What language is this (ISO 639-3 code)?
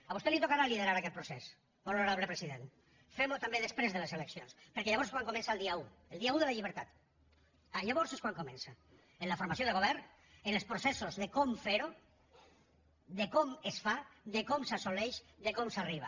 cat